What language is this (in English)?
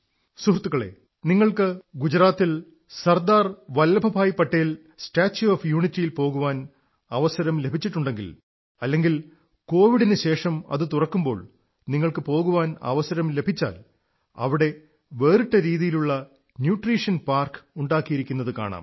Malayalam